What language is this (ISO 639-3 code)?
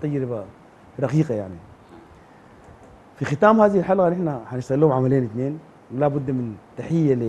ara